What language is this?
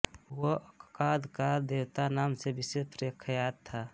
Hindi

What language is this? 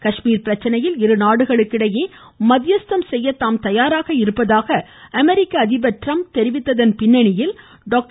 Tamil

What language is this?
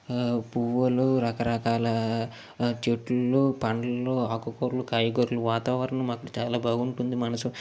Telugu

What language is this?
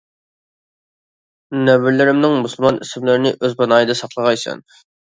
Uyghur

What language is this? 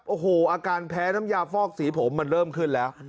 Thai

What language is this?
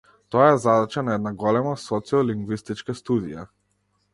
Macedonian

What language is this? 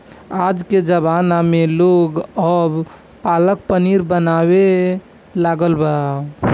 Bhojpuri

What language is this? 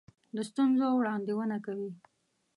Pashto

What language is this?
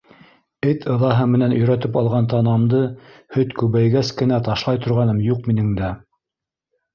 Bashkir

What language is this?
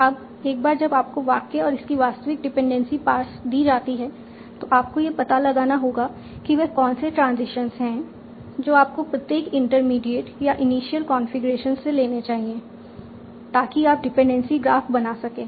Hindi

